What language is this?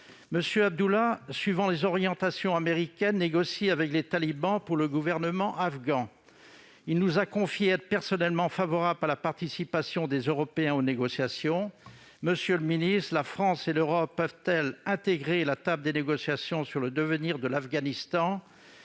French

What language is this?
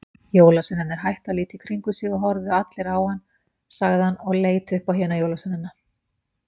Icelandic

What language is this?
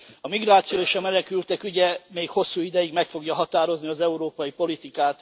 Hungarian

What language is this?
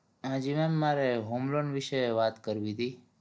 Gujarati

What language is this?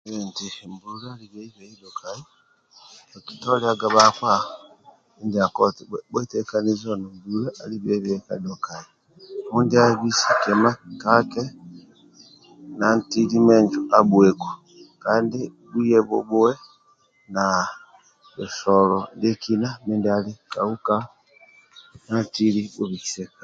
Amba (Uganda)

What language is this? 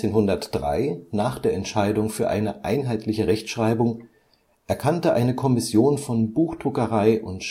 German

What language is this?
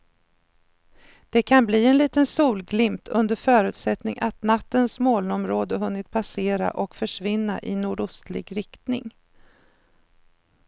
Swedish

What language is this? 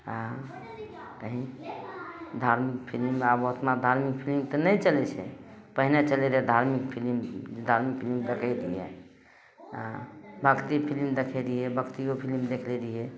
Maithili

